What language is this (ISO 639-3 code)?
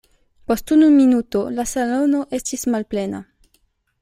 epo